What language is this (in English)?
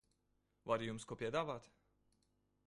Latvian